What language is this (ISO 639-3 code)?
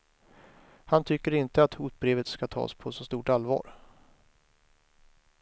swe